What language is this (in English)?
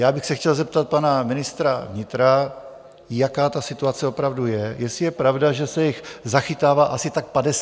Czech